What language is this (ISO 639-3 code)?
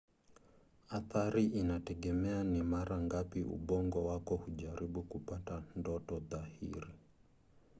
swa